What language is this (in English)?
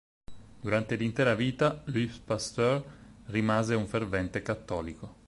Italian